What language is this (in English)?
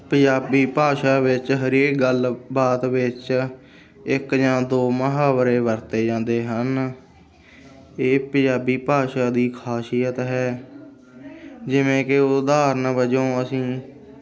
Punjabi